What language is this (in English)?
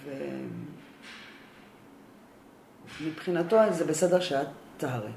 Hebrew